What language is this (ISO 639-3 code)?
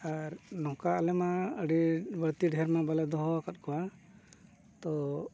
sat